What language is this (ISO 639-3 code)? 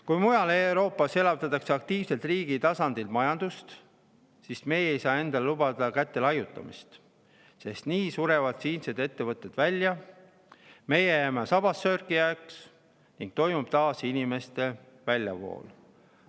est